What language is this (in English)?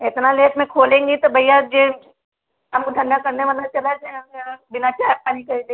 Hindi